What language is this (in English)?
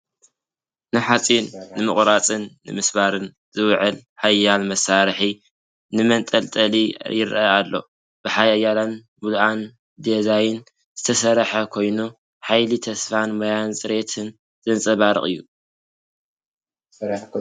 Tigrinya